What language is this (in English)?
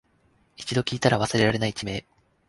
Japanese